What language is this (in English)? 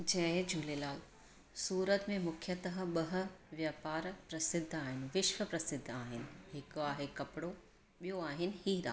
Sindhi